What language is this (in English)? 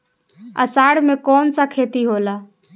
Bhojpuri